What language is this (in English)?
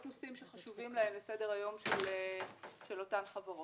Hebrew